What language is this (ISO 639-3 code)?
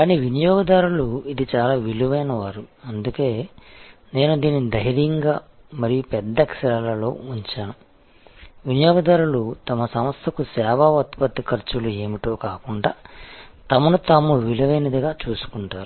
tel